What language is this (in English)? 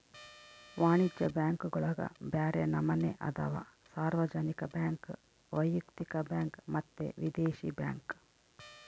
Kannada